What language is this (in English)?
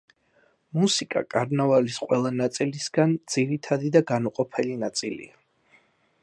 Georgian